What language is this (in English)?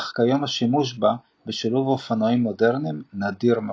Hebrew